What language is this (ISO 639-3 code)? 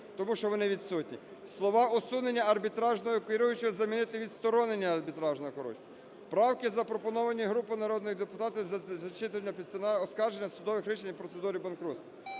ukr